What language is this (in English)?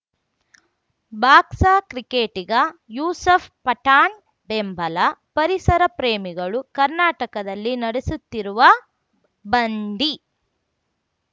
Kannada